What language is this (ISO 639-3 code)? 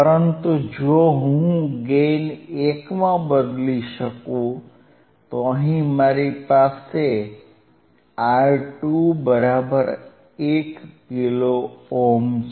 guj